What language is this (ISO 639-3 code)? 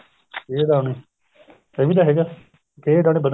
pan